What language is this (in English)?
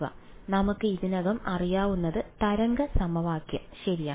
Malayalam